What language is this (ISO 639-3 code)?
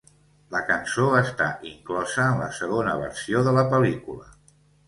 cat